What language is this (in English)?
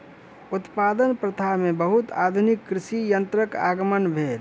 Maithili